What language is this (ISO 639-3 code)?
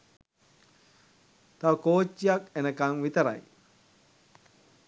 sin